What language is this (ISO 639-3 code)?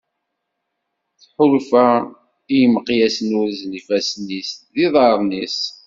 kab